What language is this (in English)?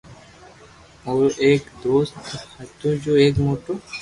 Loarki